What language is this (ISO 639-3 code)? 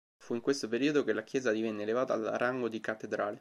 ita